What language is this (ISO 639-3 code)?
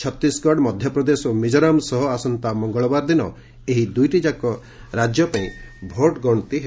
ori